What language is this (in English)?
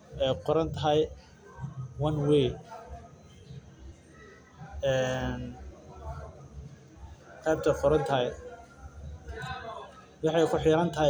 Somali